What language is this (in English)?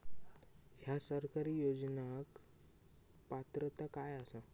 Marathi